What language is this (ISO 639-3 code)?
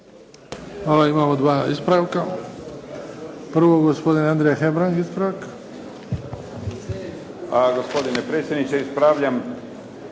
hrv